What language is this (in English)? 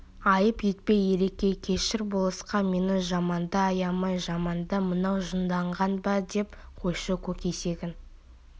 Kazakh